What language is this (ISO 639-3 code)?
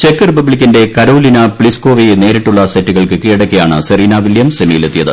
mal